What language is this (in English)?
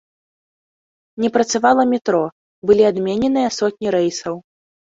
Belarusian